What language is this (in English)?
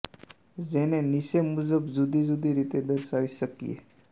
Gujarati